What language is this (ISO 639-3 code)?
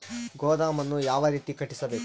kan